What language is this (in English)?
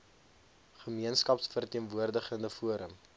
Afrikaans